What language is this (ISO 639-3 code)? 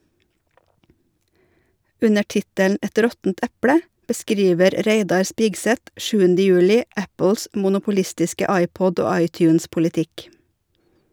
nor